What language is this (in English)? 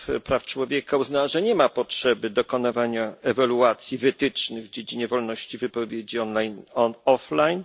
Polish